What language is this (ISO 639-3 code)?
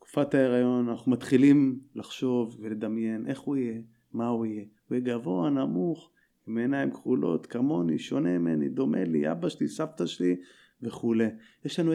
heb